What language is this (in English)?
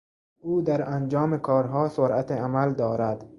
Persian